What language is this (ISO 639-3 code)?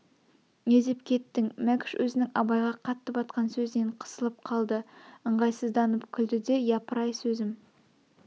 kaz